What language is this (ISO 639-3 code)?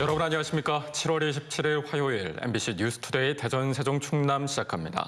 kor